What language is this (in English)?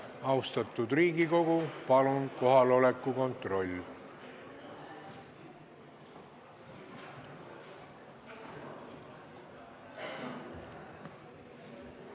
Estonian